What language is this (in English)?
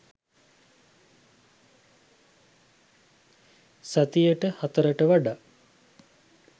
Sinhala